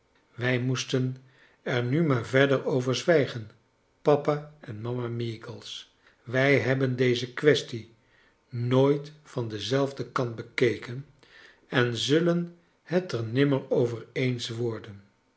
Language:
Dutch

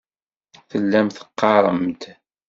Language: Kabyle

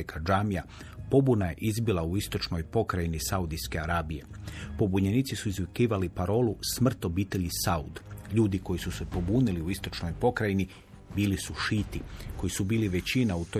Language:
Croatian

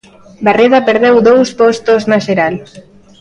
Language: Galician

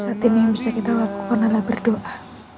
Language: Indonesian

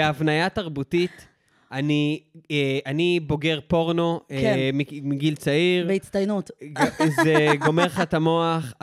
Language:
Hebrew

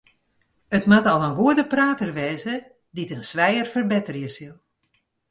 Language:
Western Frisian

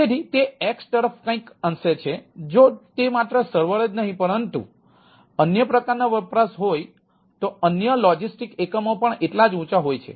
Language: Gujarati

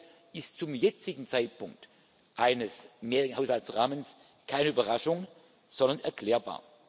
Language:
German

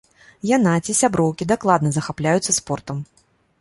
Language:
Belarusian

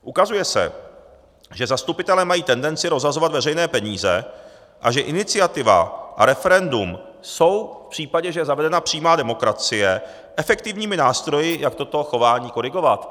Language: Czech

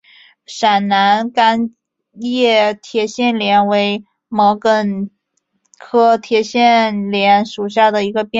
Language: Chinese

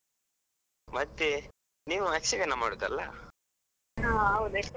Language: Kannada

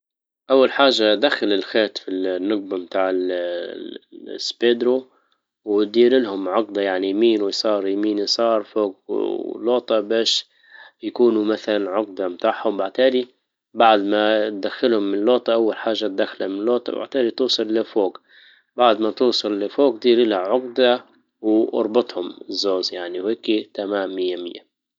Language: Libyan Arabic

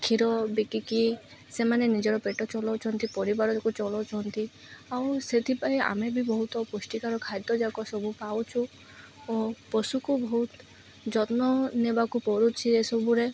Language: Odia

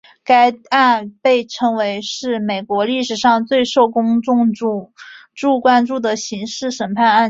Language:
Chinese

